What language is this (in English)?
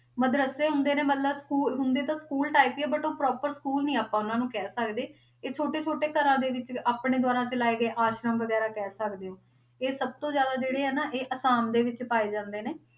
Punjabi